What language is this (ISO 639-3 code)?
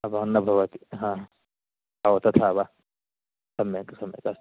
san